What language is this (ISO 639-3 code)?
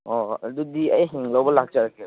mni